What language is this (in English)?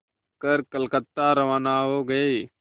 Hindi